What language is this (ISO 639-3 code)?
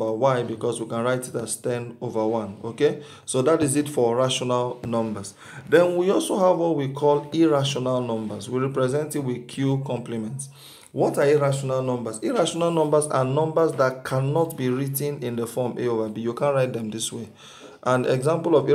eng